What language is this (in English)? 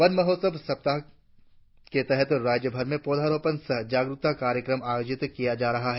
Hindi